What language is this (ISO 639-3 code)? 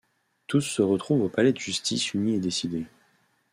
fra